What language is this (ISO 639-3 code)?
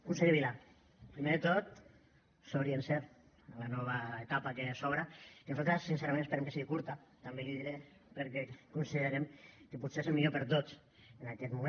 cat